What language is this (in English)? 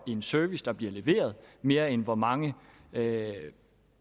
Danish